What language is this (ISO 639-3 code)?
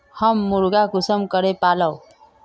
mag